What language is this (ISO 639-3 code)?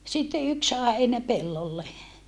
fin